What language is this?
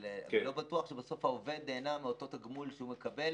Hebrew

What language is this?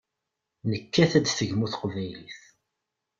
Kabyle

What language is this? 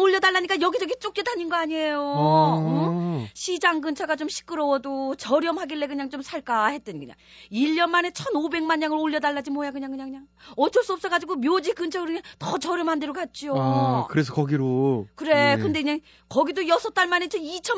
Korean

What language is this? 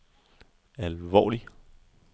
Danish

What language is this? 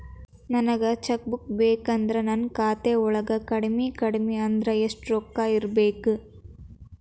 Kannada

